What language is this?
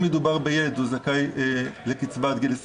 Hebrew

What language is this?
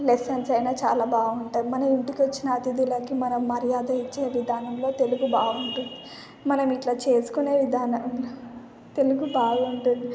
Telugu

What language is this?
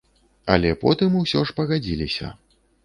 Belarusian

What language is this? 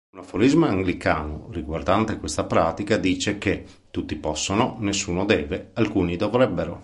Italian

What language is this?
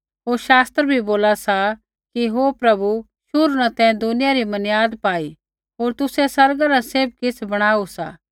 Kullu Pahari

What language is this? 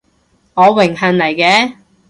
Cantonese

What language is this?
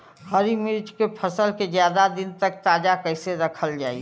Bhojpuri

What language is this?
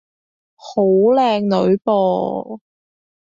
Cantonese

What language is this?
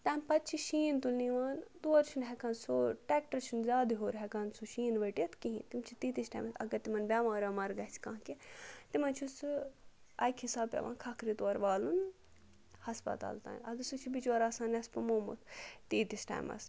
Kashmiri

